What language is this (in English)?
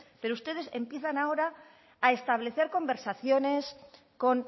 Spanish